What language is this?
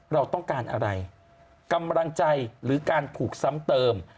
Thai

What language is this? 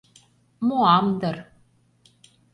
Mari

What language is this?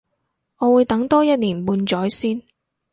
Cantonese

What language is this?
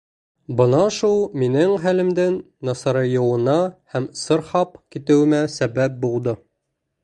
Bashkir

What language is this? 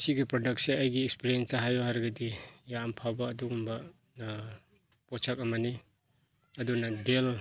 Manipuri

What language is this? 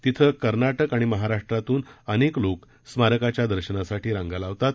Marathi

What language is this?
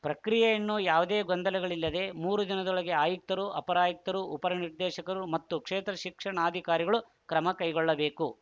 Kannada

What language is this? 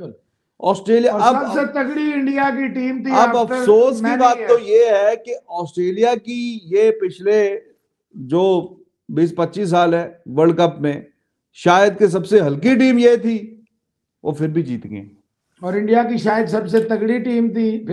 Hindi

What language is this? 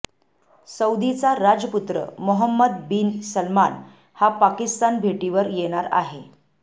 Marathi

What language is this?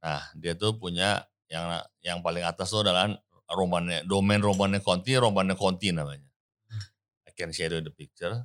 Indonesian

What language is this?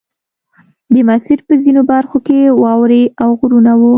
Pashto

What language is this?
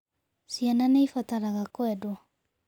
Kikuyu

